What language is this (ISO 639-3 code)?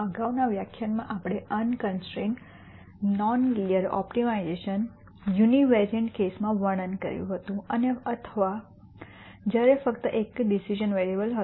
guj